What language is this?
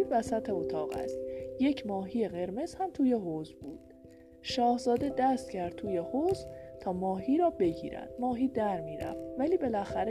Persian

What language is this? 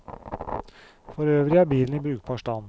Norwegian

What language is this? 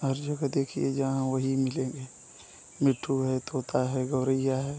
Hindi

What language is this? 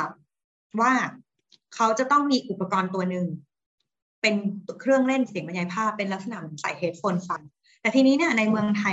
Thai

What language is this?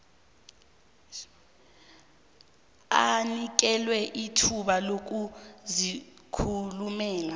South Ndebele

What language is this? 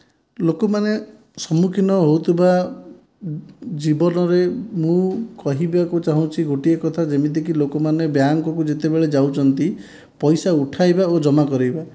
Odia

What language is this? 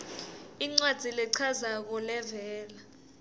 Swati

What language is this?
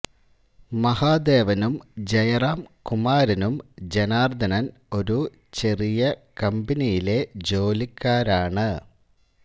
Malayalam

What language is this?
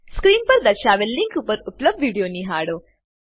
Gujarati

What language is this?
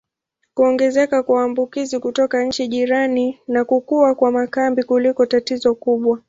Swahili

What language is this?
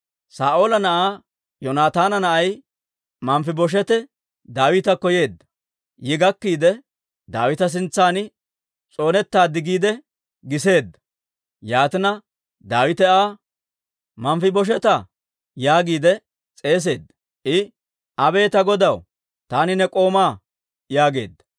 Dawro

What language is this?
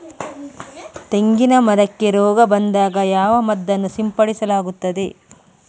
Kannada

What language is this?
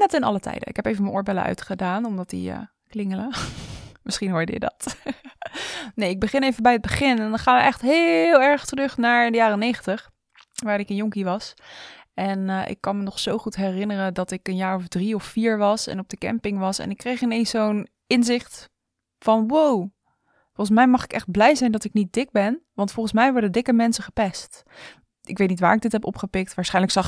Dutch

